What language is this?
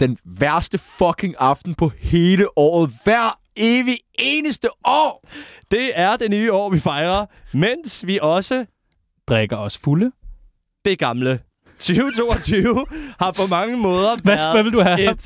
Danish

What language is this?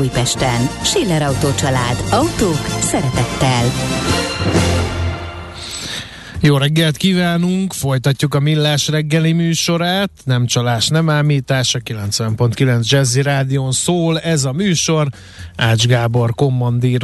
Hungarian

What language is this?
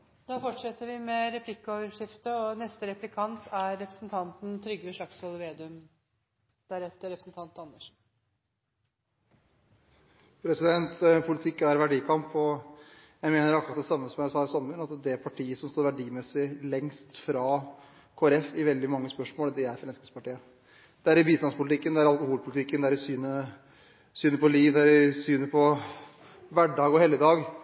Norwegian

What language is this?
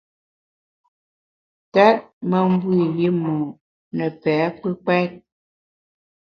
Bamun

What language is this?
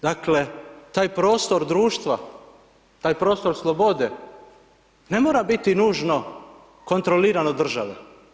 Croatian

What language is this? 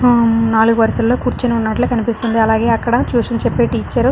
Telugu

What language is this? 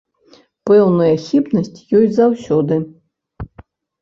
Belarusian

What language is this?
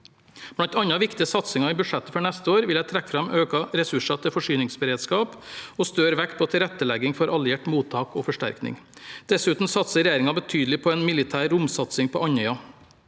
Norwegian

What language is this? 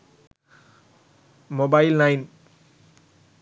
Sinhala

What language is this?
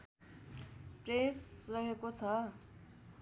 Nepali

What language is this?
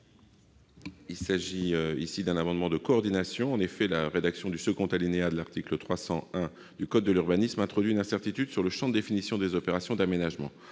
French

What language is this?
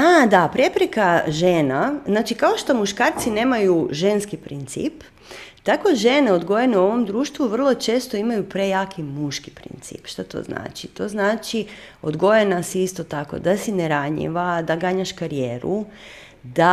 Croatian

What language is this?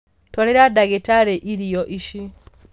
Kikuyu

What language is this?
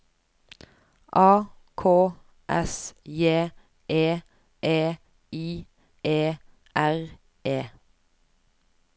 Norwegian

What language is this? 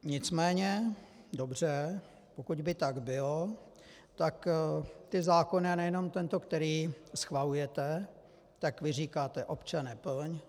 Czech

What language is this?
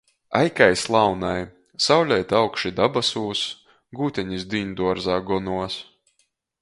Latgalian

